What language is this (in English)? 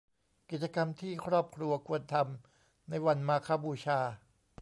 Thai